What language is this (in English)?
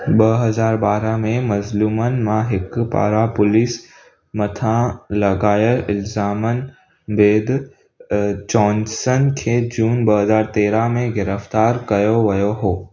Sindhi